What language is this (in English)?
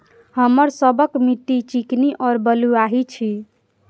Maithili